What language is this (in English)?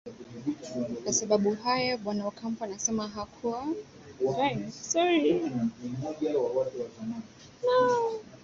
Swahili